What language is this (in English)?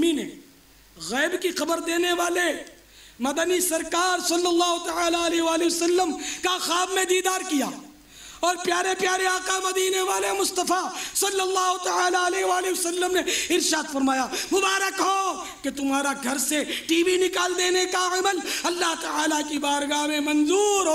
Hindi